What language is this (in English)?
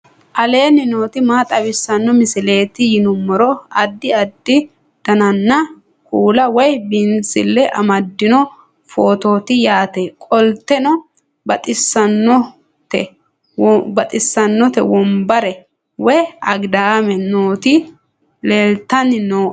Sidamo